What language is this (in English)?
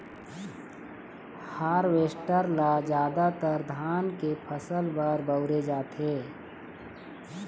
Chhattisgarhi